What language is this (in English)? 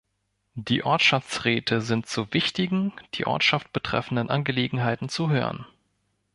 German